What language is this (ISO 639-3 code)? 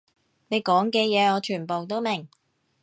yue